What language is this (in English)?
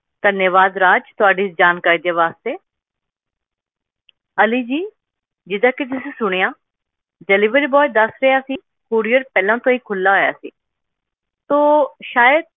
Punjabi